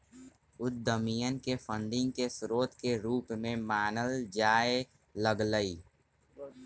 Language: Magahi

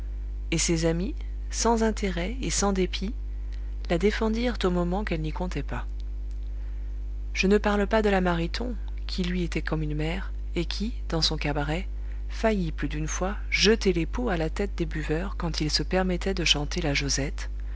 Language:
French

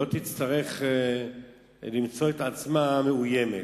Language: Hebrew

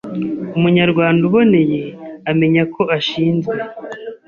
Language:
Kinyarwanda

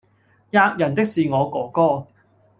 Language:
Cantonese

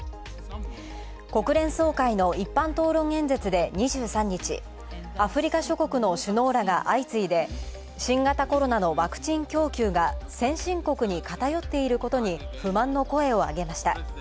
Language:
Japanese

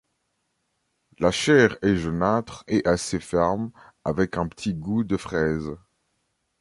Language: French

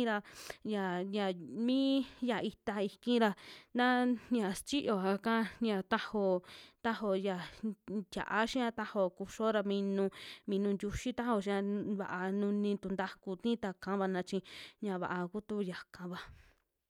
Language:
Western Juxtlahuaca Mixtec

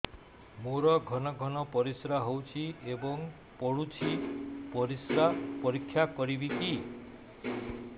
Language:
Odia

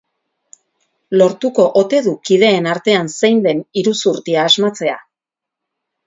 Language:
Basque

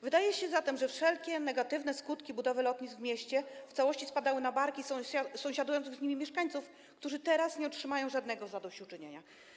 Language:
Polish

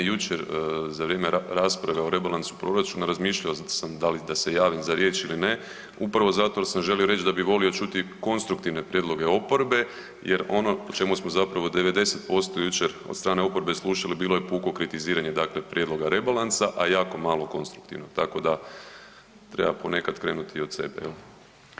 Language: Croatian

